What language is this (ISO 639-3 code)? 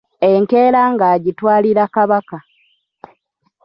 lug